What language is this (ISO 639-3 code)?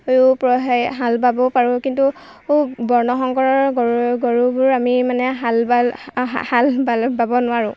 asm